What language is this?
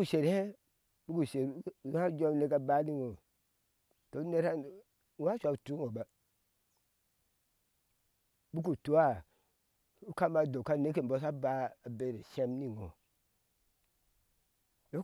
Ashe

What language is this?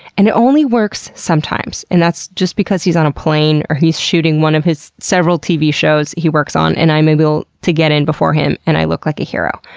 English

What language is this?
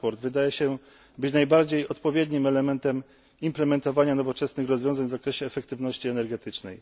Polish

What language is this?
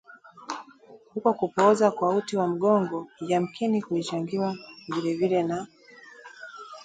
Swahili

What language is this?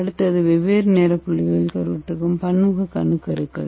Tamil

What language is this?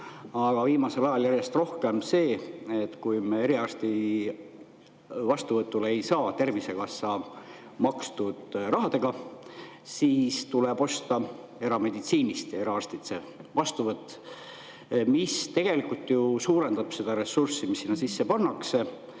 Estonian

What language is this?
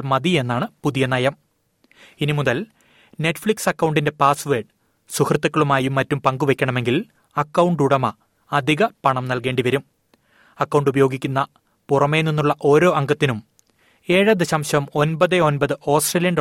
Malayalam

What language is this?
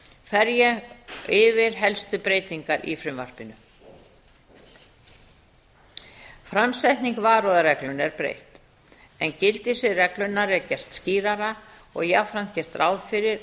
Icelandic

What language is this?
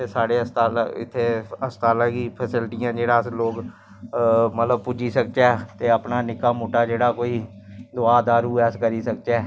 Dogri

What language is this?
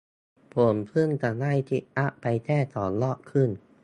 Thai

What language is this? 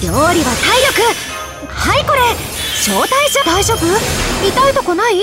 Japanese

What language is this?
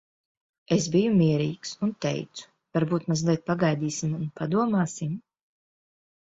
Latvian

